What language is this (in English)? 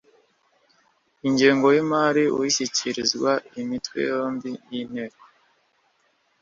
Kinyarwanda